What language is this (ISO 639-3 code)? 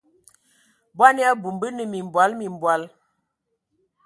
ewo